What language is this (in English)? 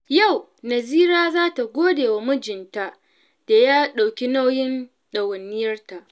Hausa